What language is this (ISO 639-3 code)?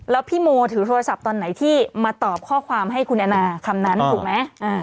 tha